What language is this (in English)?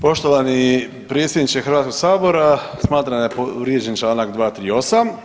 Croatian